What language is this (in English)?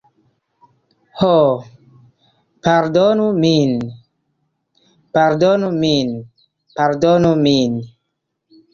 Esperanto